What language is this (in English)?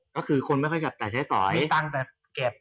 Thai